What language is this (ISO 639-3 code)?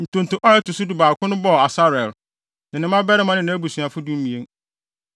aka